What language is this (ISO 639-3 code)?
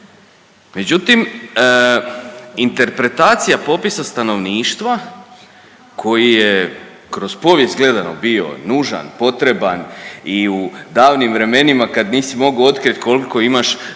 hrv